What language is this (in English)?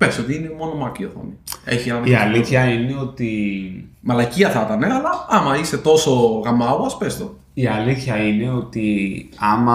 Greek